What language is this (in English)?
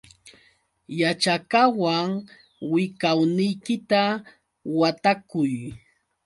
Yauyos Quechua